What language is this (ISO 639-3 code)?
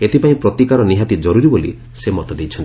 ori